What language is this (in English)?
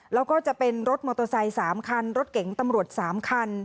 Thai